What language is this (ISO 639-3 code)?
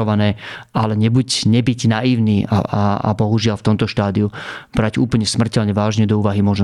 slk